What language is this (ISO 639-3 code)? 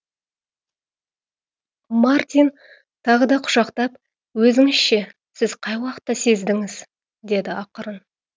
kaz